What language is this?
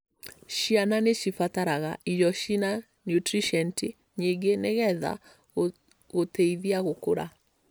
Kikuyu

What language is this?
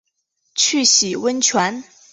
Chinese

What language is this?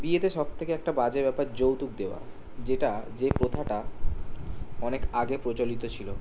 Bangla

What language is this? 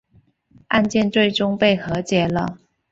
Chinese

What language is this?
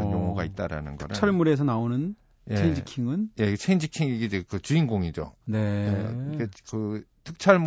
Korean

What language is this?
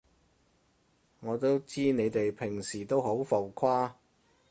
Cantonese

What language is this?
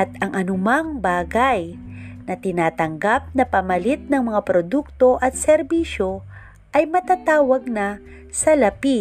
Filipino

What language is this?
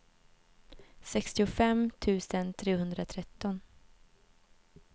Swedish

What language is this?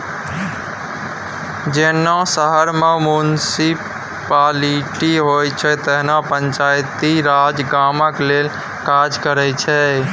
Maithili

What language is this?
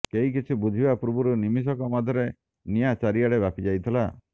Odia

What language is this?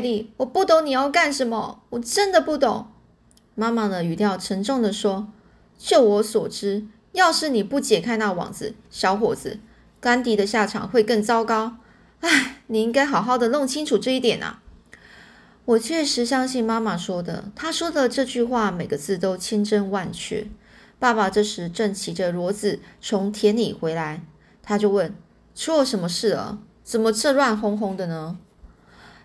Chinese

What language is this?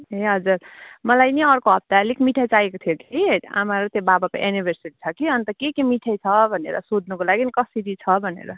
Nepali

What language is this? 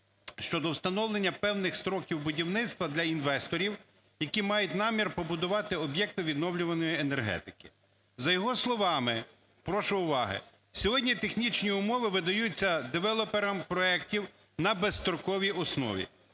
Ukrainian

